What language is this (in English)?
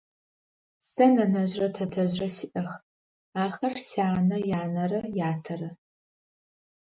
Adyghe